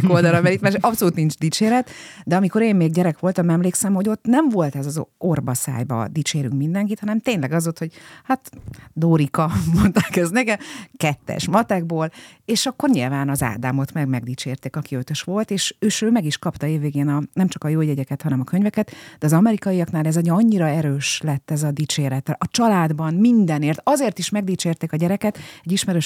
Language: Hungarian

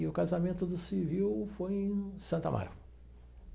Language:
Portuguese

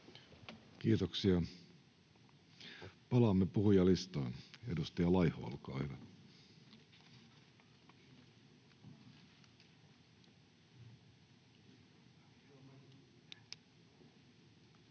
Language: Finnish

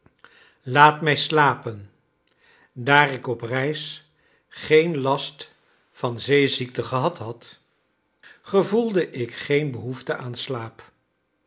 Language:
Dutch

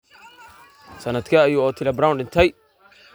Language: Somali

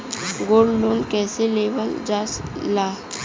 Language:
Bhojpuri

